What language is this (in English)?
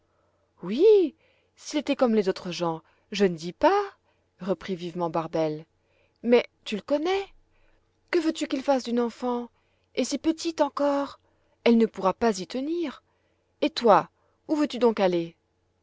French